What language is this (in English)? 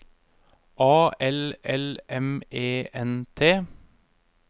Norwegian